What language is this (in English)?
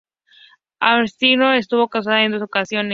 Spanish